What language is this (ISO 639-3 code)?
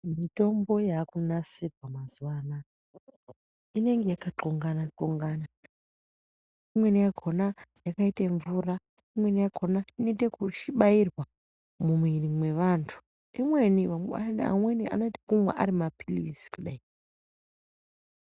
ndc